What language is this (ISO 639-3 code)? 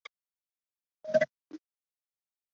zho